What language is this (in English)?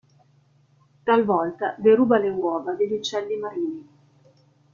Italian